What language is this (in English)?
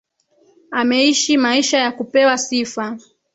Swahili